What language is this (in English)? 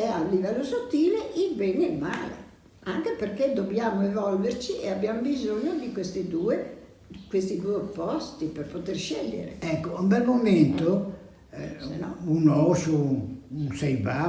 Italian